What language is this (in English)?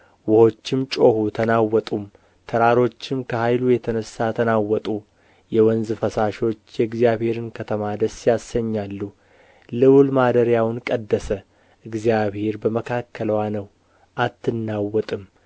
Amharic